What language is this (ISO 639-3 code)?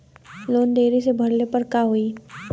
bho